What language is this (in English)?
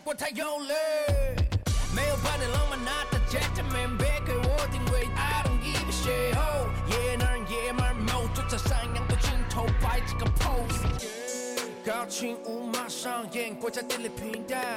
Chinese